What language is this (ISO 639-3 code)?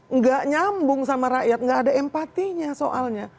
ind